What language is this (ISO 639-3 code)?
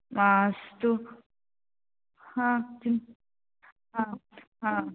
san